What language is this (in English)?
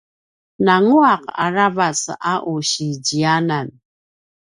Paiwan